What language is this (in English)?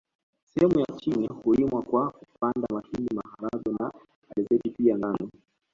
Swahili